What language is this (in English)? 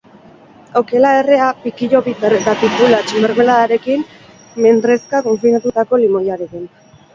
Basque